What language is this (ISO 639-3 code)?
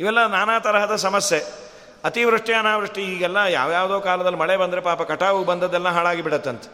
kan